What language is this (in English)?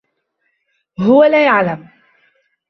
Arabic